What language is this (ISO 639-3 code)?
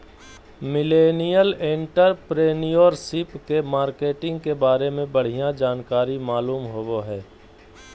mag